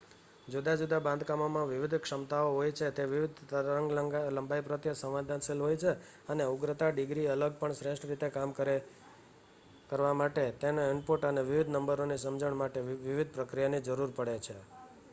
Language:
Gujarati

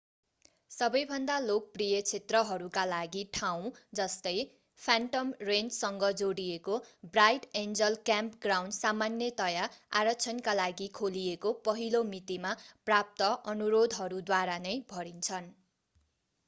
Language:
Nepali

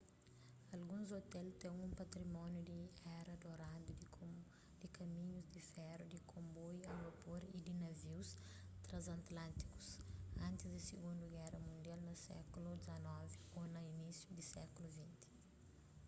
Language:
Kabuverdianu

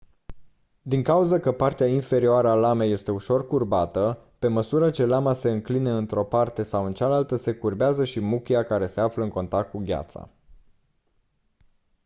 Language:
Romanian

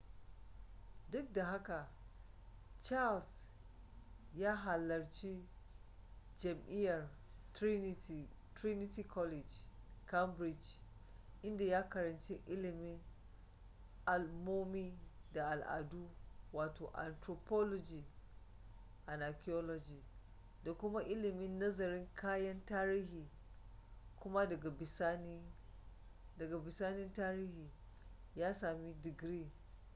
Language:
Hausa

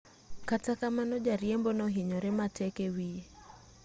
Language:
Luo (Kenya and Tanzania)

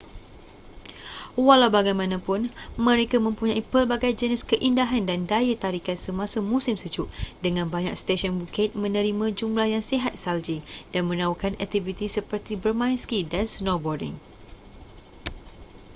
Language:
Malay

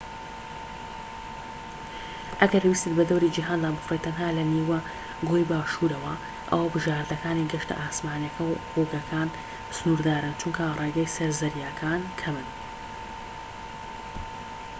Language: Central Kurdish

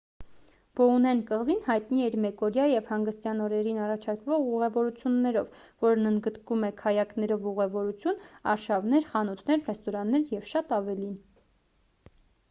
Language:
Armenian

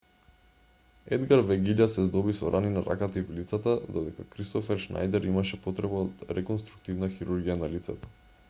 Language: Macedonian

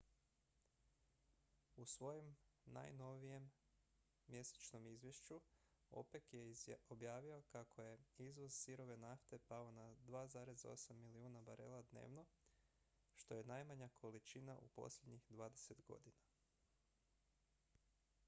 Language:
Croatian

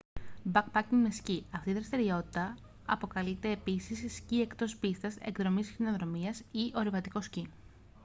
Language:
Greek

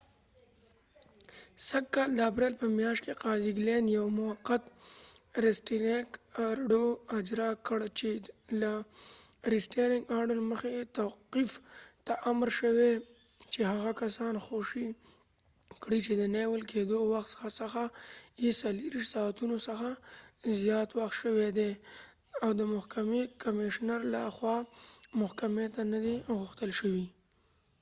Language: Pashto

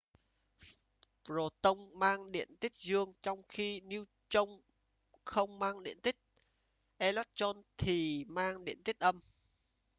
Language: Vietnamese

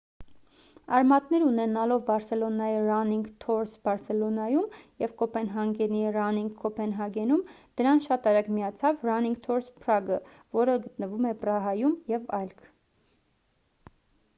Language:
Armenian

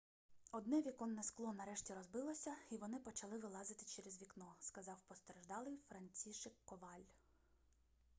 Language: Ukrainian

